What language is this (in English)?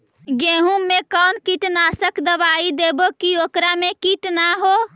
Magahi